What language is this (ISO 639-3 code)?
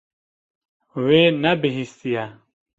kur